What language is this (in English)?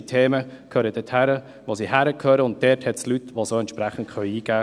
Swiss German